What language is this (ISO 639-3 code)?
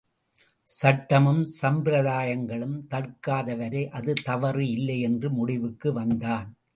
tam